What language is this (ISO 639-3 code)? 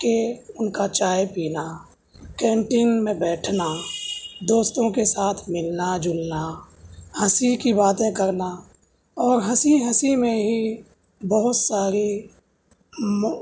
urd